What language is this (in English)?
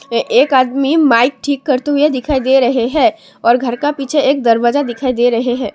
Hindi